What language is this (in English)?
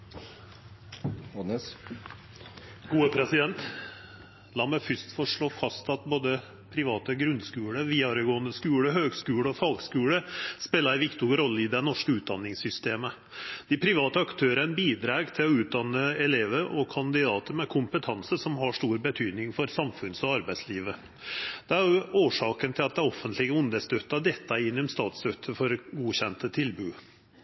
Norwegian Nynorsk